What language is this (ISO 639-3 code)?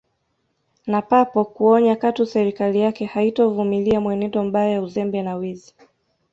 swa